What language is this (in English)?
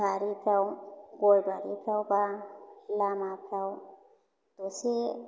Bodo